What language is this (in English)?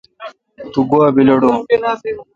Kalkoti